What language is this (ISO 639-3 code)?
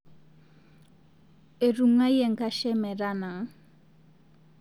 mas